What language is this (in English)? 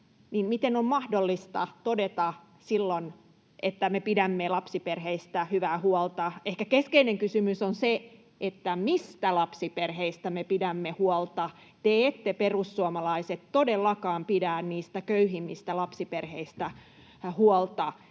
Finnish